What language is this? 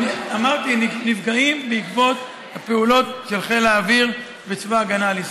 Hebrew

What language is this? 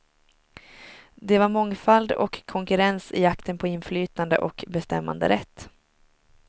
Swedish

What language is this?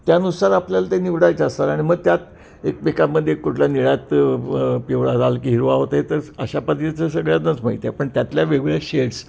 Marathi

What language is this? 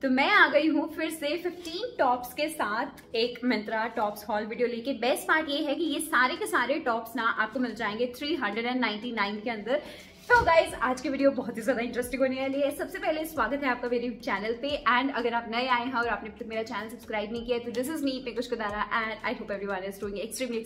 Hindi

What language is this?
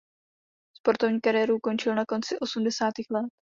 Czech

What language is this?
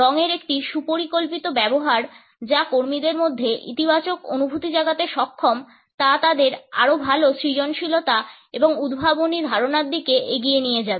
Bangla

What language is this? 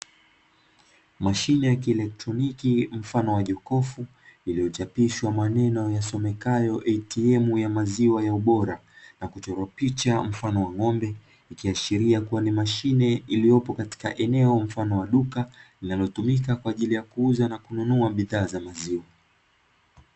Swahili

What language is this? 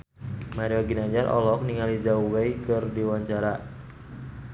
Sundanese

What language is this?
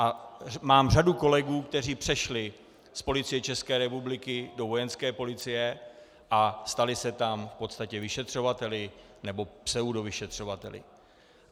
Czech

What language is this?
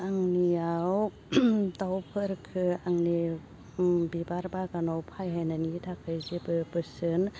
Bodo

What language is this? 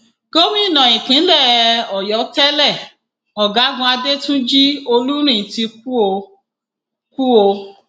Yoruba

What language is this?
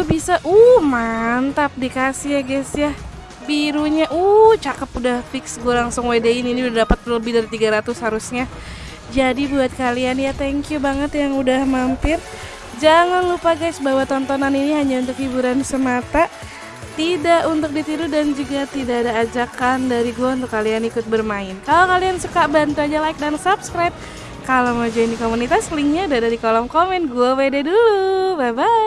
Indonesian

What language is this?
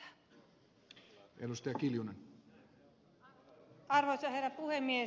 Finnish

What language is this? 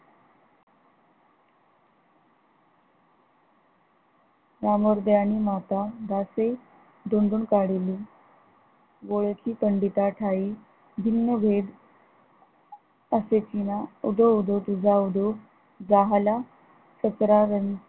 Marathi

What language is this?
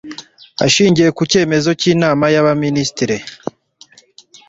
Kinyarwanda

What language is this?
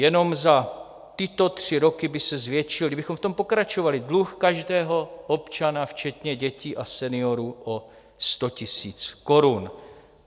Czech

